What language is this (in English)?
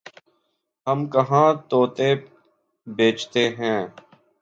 Urdu